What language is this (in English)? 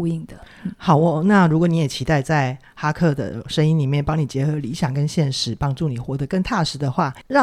Chinese